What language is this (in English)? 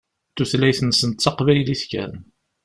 Kabyle